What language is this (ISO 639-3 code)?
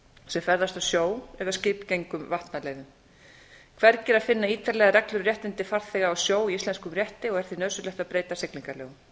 isl